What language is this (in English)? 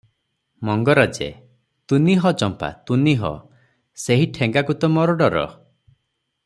Odia